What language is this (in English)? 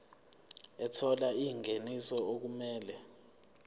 Zulu